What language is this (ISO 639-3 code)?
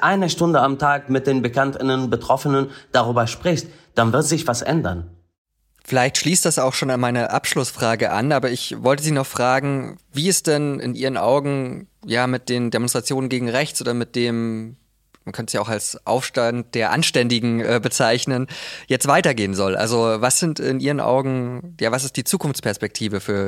deu